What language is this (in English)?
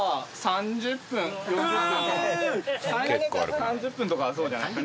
Japanese